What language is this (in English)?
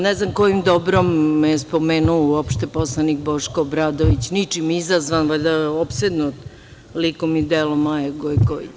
Serbian